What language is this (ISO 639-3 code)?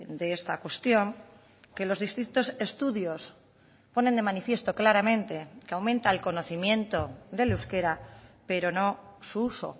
spa